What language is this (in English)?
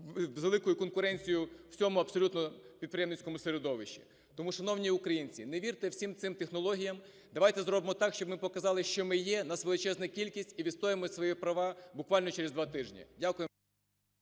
Ukrainian